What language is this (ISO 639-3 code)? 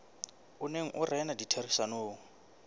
sot